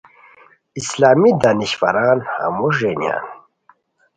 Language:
Khowar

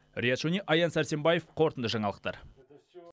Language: Kazakh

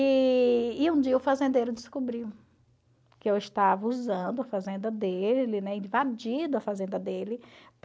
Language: Portuguese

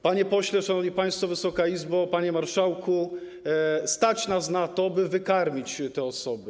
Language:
Polish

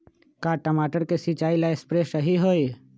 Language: Magahi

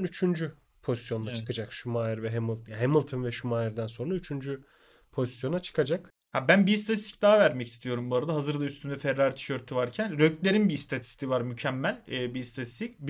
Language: Turkish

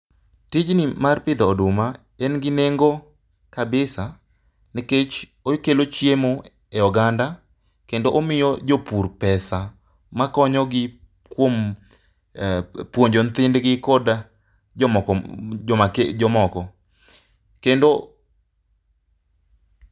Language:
Luo (Kenya and Tanzania)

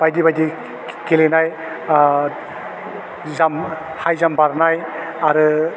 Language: Bodo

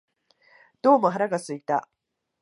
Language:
Japanese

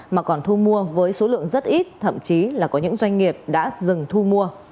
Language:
Vietnamese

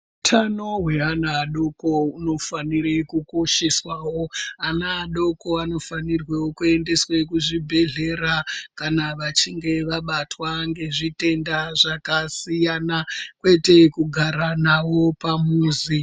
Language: Ndau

